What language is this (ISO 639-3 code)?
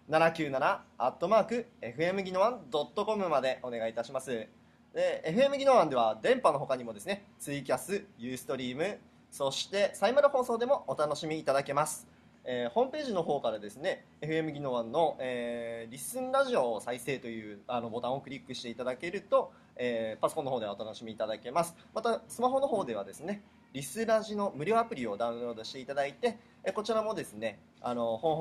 jpn